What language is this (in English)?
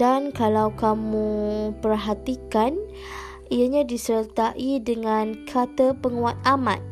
Malay